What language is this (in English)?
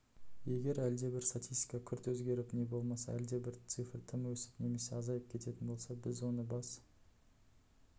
Kazakh